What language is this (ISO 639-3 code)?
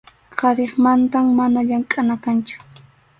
qxu